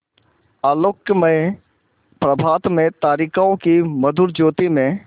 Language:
Hindi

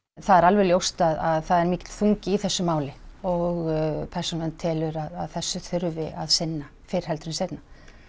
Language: Icelandic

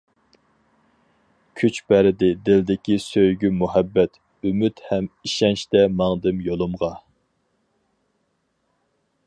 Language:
Uyghur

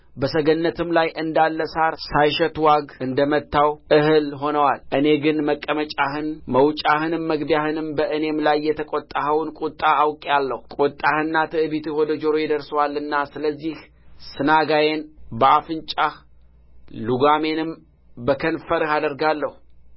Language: Amharic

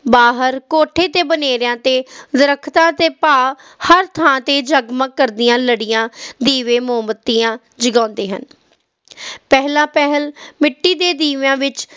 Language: Punjabi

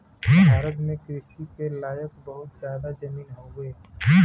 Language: Bhojpuri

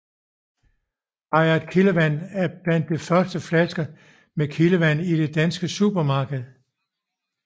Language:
Danish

